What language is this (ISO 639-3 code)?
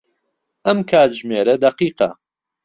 ckb